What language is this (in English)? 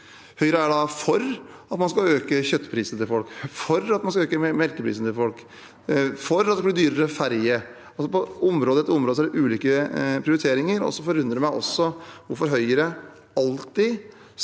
Norwegian